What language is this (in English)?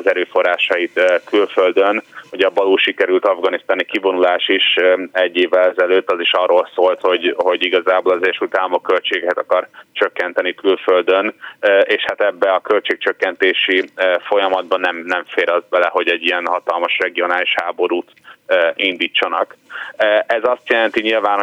Hungarian